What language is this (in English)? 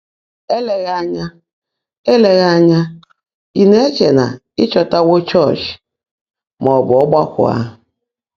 Igbo